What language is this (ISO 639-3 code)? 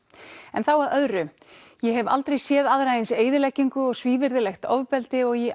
isl